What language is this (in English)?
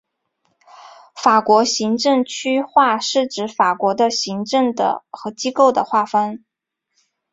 Chinese